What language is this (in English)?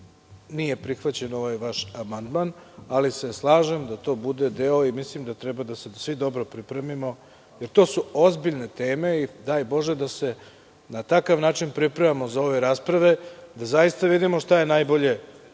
Serbian